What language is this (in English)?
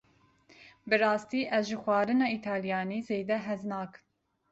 Kurdish